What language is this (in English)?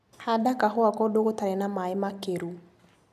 Kikuyu